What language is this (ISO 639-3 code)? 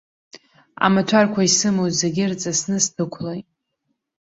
abk